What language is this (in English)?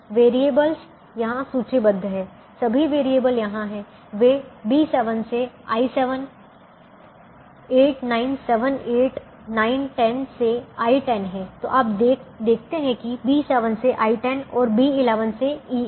Hindi